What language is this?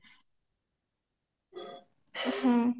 Odia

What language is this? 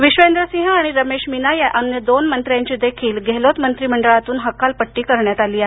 Marathi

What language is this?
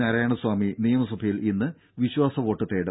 Malayalam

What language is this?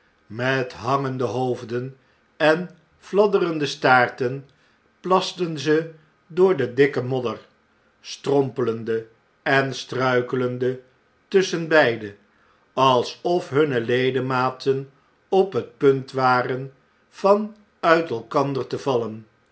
Dutch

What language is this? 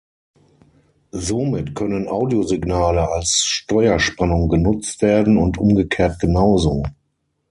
German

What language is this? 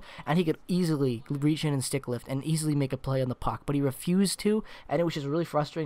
English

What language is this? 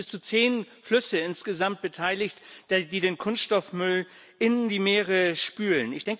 German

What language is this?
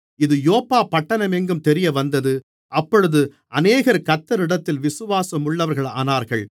Tamil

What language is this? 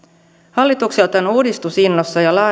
Finnish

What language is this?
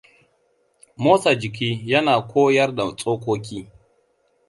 Hausa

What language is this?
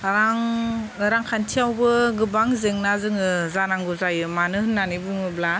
Bodo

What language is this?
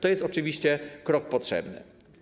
Polish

